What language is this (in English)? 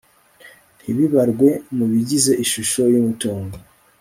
Kinyarwanda